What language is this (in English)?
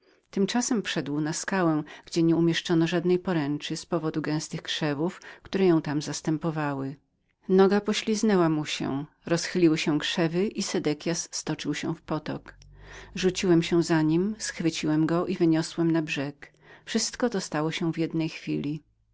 Polish